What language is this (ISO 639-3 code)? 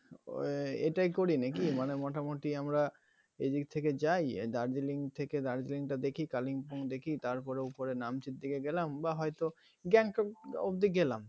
ben